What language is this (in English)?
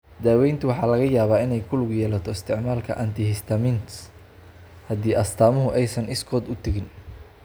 Somali